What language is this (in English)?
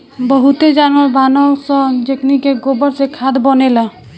Bhojpuri